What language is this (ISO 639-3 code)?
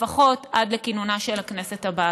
heb